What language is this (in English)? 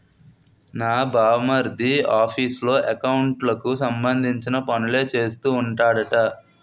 Telugu